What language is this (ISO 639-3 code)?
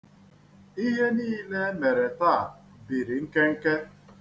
ibo